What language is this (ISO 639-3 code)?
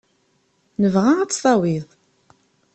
kab